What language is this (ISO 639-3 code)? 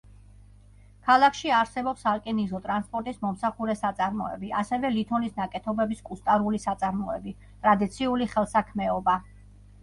kat